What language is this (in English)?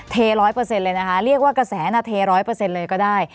Thai